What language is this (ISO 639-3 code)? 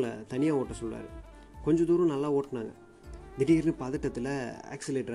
tam